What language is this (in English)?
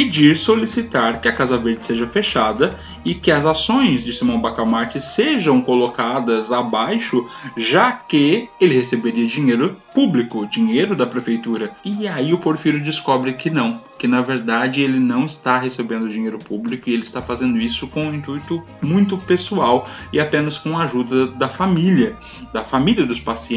Portuguese